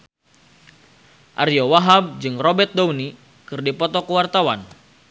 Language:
Sundanese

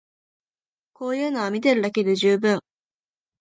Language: Japanese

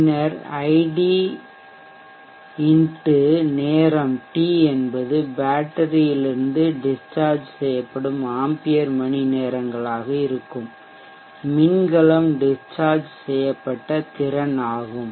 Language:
Tamil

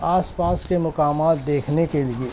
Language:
Urdu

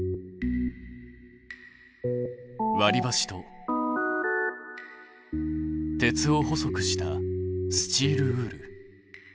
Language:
Japanese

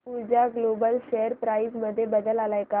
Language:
Marathi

